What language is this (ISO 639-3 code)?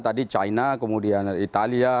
ind